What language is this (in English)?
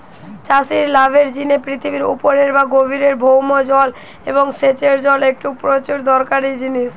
Bangla